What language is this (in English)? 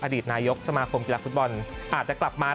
Thai